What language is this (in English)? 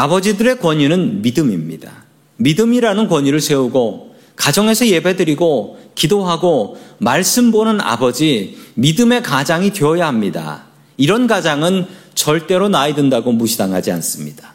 Korean